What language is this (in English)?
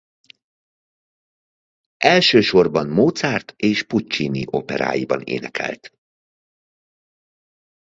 Hungarian